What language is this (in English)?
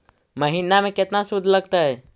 Magahi